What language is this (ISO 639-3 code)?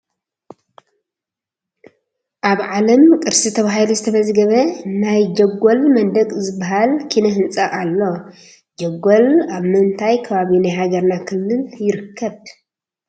tir